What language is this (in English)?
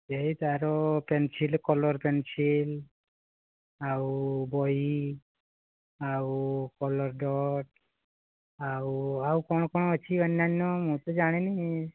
Odia